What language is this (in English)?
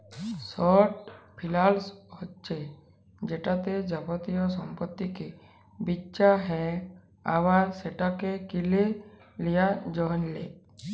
Bangla